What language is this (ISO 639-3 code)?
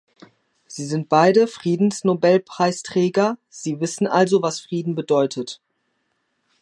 deu